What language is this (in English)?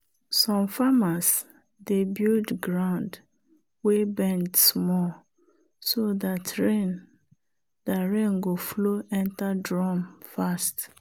Nigerian Pidgin